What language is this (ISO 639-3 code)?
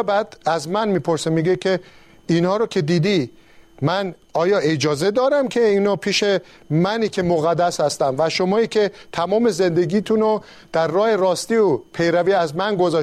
fas